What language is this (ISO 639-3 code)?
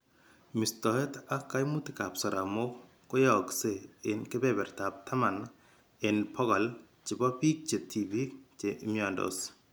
kln